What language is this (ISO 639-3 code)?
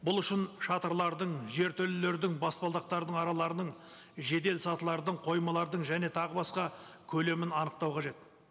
kaz